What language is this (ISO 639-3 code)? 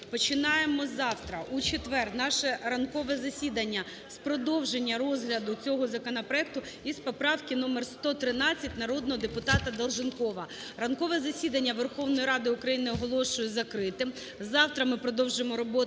ukr